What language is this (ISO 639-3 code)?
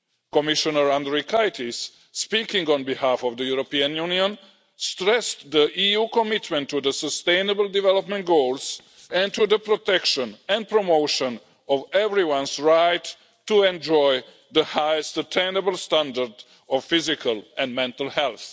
eng